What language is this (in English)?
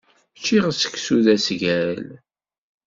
Kabyle